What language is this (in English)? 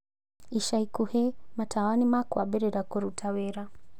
Kikuyu